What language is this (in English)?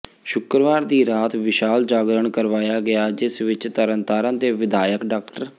Punjabi